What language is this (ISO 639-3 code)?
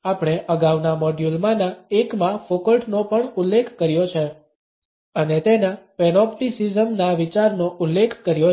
guj